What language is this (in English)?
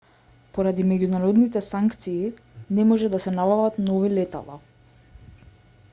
Macedonian